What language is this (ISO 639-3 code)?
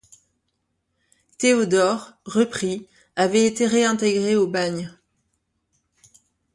fra